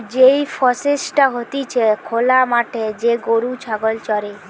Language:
Bangla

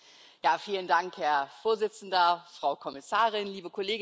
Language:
German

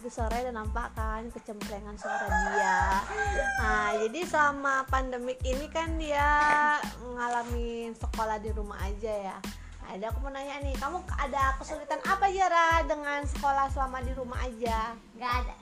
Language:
Indonesian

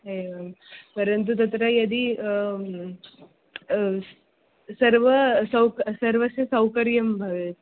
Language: Sanskrit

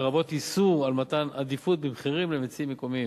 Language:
Hebrew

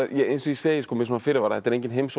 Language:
Icelandic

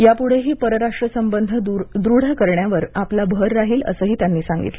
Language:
Marathi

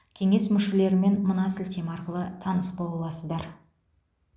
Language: Kazakh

